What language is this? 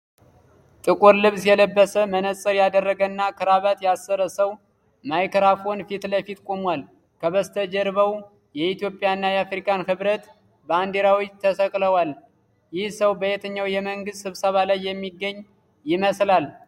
Amharic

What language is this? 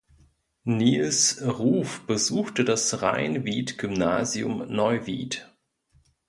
German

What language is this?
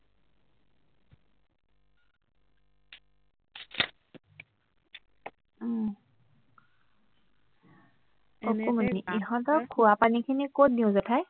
Assamese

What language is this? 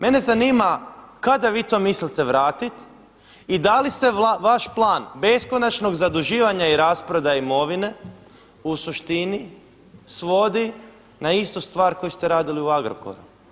Croatian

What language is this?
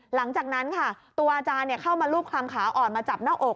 Thai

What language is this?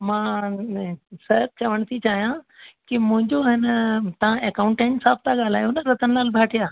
Sindhi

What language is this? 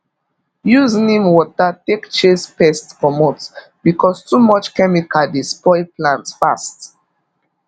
Nigerian Pidgin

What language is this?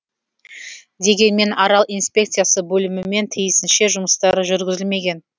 Kazakh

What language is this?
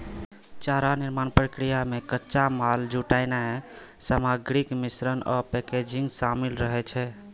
Maithili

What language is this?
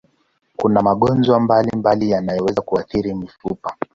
Swahili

